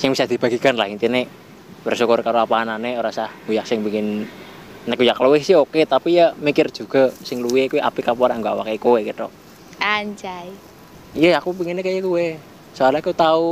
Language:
Indonesian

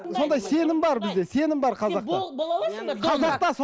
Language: Kazakh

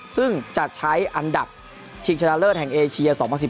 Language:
Thai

